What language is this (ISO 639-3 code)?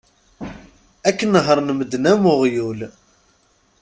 kab